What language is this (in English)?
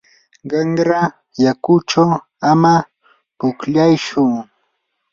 Yanahuanca Pasco Quechua